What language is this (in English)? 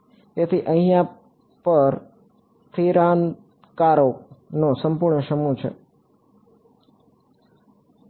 Gujarati